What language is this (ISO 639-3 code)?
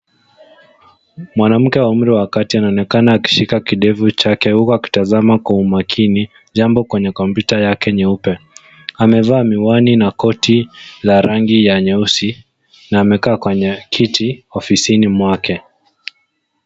swa